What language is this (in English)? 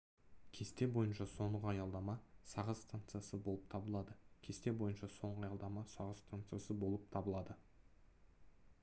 Kazakh